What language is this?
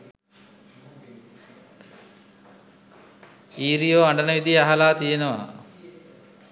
Sinhala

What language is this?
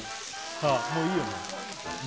Japanese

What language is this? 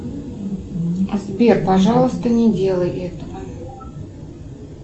Russian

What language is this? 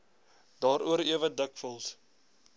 Afrikaans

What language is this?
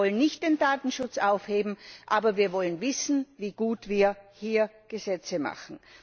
German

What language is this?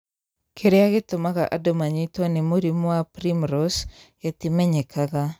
Kikuyu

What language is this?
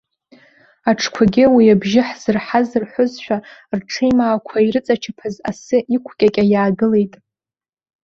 Abkhazian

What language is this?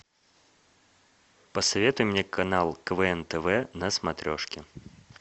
Russian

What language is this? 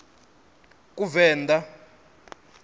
Venda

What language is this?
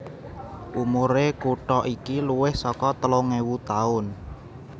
Javanese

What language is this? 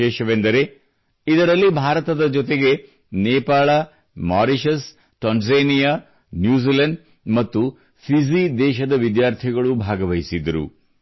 Kannada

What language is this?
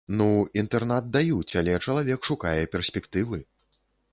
Belarusian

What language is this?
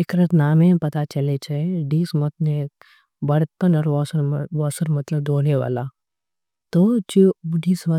Angika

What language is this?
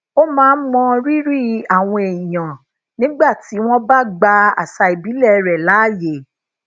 Yoruba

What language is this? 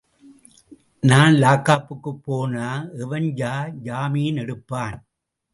Tamil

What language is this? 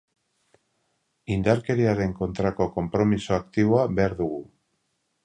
Basque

